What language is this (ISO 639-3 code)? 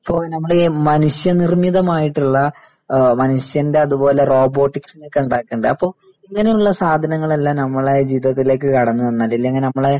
mal